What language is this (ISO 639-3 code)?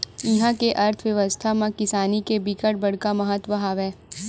hne